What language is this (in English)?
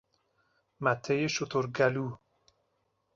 Persian